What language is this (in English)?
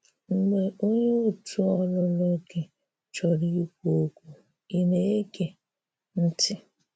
Igbo